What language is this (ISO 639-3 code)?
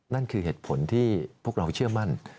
tha